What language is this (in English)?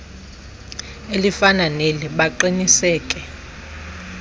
Xhosa